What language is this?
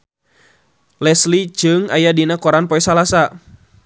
Sundanese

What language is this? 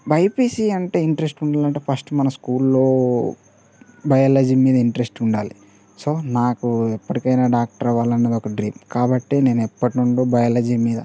Telugu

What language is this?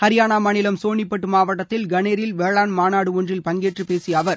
Tamil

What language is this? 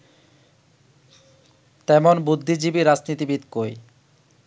Bangla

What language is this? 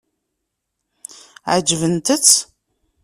Kabyle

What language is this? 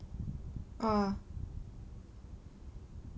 English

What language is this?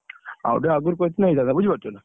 Odia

